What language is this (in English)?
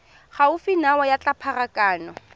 Tswana